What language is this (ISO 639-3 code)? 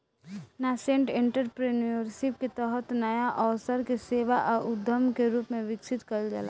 bho